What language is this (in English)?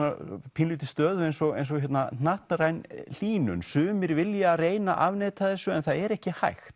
Icelandic